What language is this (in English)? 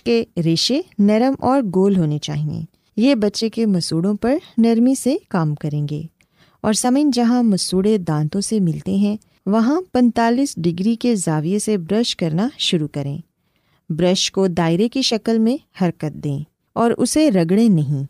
Urdu